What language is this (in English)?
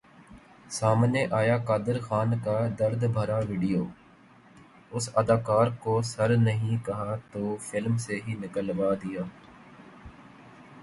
Urdu